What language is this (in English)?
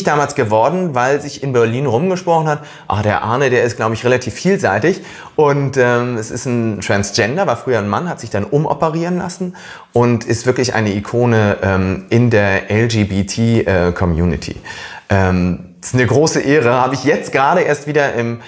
German